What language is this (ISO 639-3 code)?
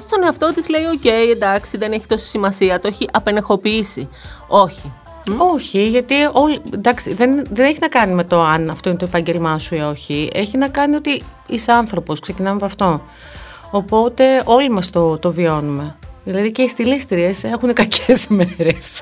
ell